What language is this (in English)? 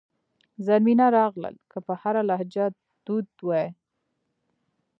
Pashto